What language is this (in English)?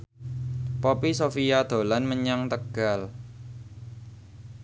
Javanese